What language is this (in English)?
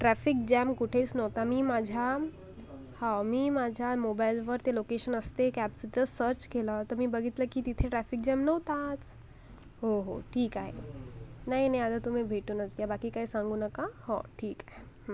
Marathi